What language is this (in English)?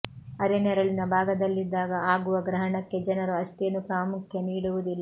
Kannada